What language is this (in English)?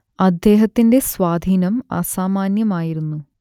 Malayalam